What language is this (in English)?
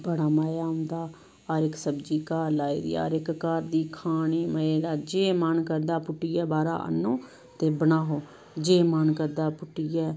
Dogri